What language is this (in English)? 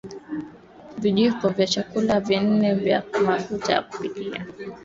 Swahili